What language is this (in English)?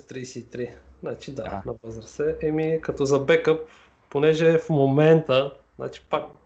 Bulgarian